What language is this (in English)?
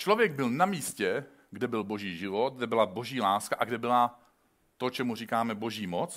Czech